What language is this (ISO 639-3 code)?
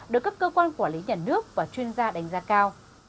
vie